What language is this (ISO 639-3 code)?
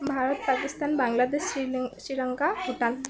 asm